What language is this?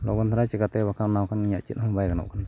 Santali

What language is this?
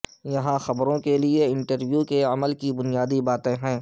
Urdu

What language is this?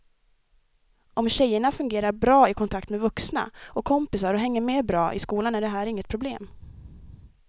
Swedish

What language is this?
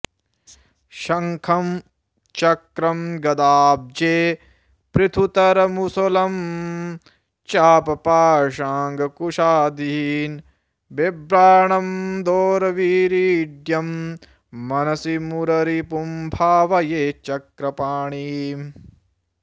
Sanskrit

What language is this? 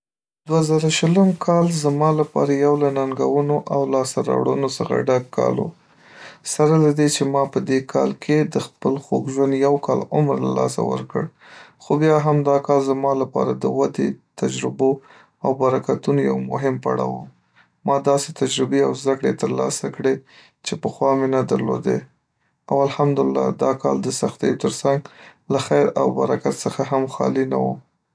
Pashto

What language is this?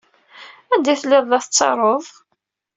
Kabyle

